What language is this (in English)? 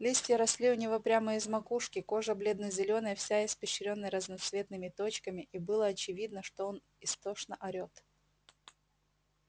Russian